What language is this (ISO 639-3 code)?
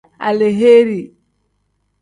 kdh